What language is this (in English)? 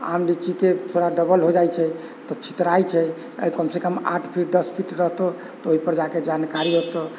Maithili